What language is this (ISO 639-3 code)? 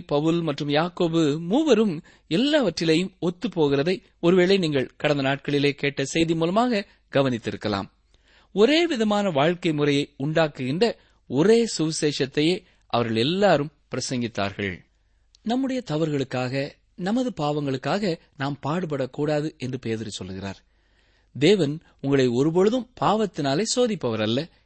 tam